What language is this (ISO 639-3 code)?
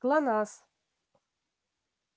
rus